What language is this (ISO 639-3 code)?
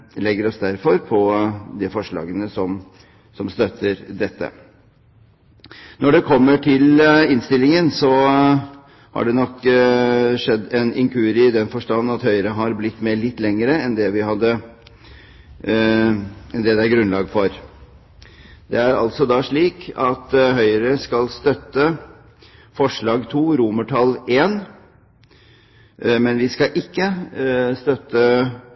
nob